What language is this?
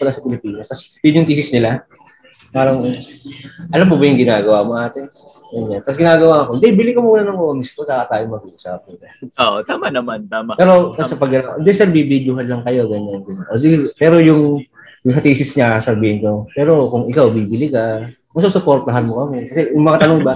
Filipino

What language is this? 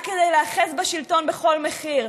Hebrew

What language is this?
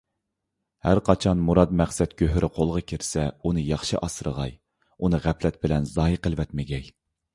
Uyghur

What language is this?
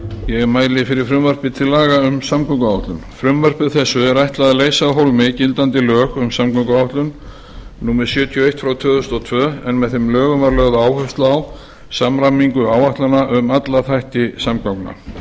Icelandic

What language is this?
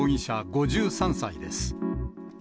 Japanese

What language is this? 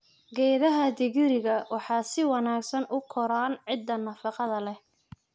Somali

